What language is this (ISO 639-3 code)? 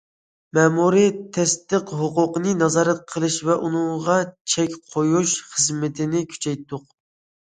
uig